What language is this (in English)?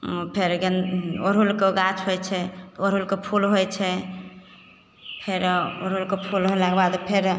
Maithili